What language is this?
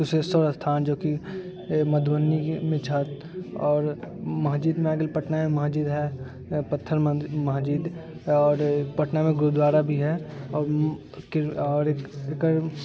Maithili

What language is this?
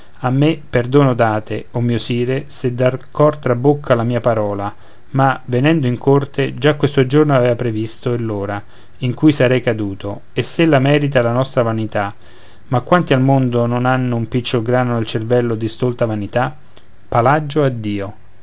Italian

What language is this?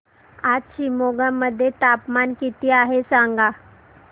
Marathi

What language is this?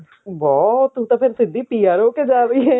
Punjabi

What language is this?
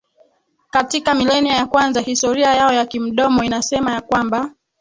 Swahili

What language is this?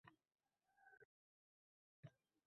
Uzbek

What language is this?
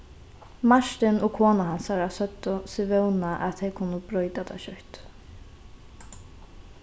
Faroese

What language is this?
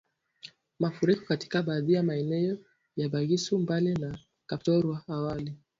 Swahili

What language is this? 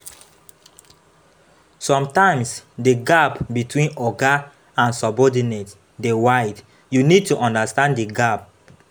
Nigerian Pidgin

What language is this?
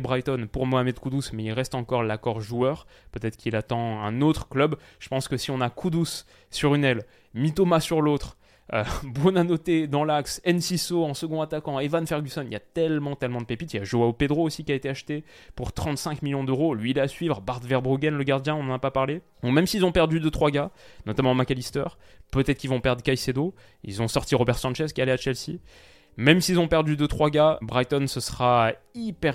French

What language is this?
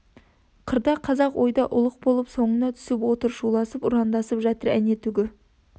Kazakh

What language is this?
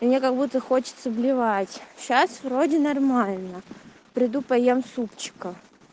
Russian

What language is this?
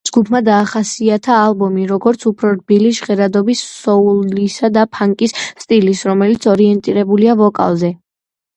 Georgian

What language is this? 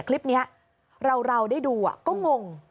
Thai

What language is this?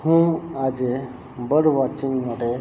Gujarati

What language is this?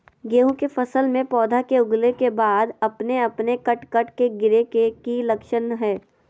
Magahi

